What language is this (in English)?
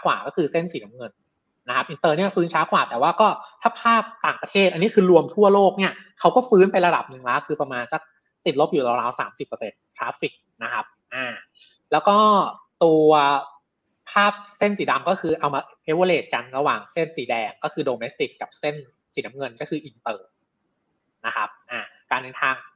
Thai